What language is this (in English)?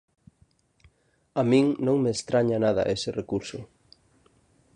Galician